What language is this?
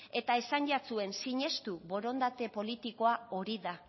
Basque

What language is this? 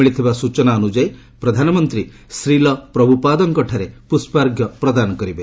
Odia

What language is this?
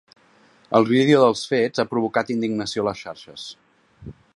Catalan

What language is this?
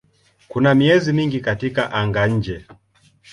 Swahili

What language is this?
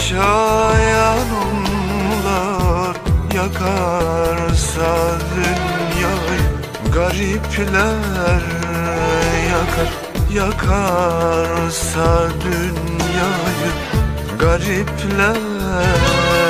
Turkish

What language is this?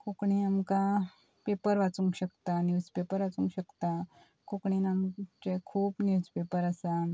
Konkani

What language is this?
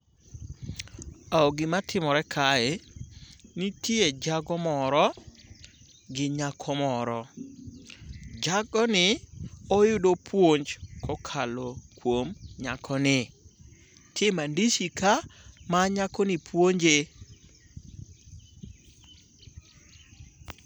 Luo (Kenya and Tanzania)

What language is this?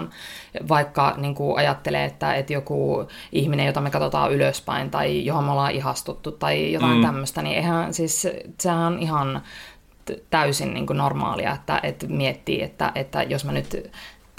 Finnish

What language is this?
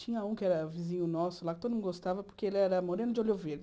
Portuguese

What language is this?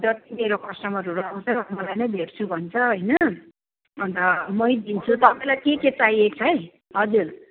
Nepali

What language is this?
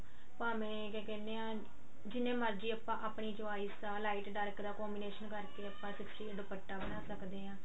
Punjabi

